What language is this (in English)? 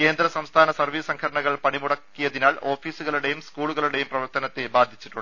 Malayalam